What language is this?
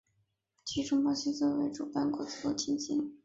Chinese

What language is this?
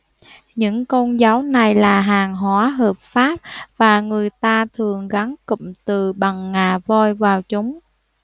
Vietnamese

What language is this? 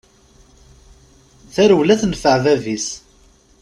Kabyle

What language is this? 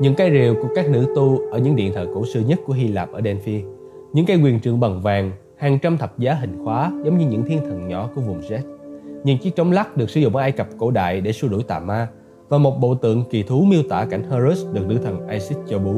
Vietnamese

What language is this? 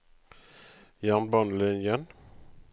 Norwegian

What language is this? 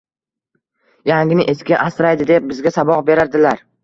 Uzbek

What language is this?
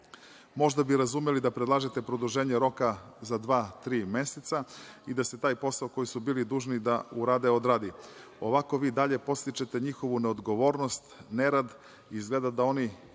Serbian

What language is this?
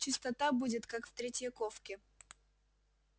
Russian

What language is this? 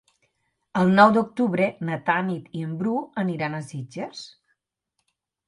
Catalan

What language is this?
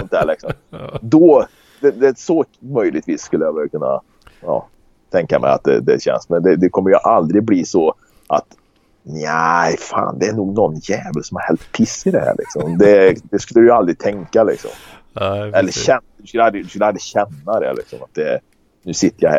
Swedish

